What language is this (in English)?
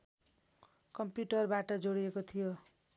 Nepali